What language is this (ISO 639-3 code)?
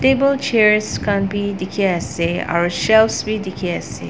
nag